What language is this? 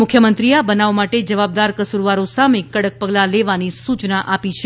Gujarati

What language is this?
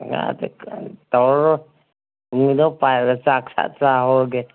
Manipuri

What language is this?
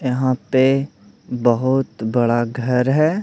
Hindi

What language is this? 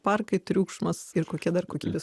Lithuanian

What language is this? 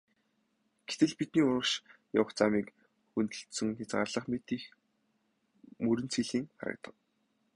Mongolian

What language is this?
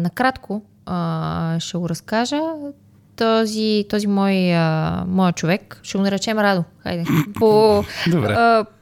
Bulgarian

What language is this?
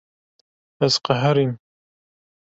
Kurdish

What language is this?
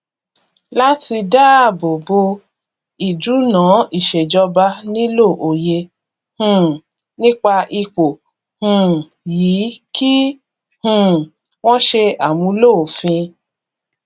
Yoruba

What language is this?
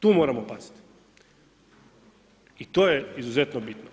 Croatian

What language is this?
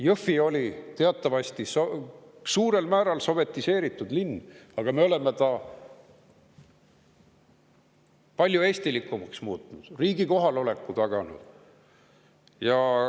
Estonian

